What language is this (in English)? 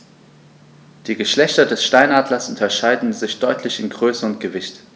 German